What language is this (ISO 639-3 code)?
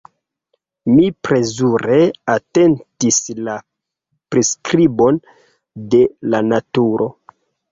epo